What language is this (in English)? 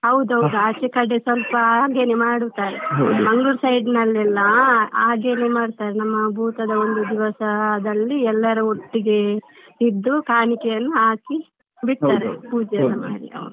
Kannada